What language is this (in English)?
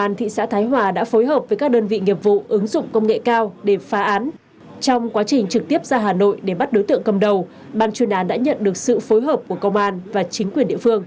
Vietnamese